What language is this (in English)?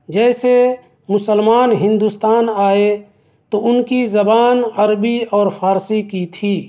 Urdu